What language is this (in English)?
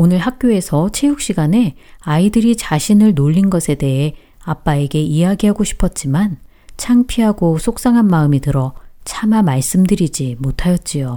Korean